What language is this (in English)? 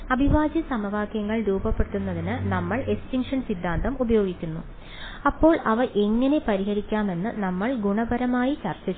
Malayalam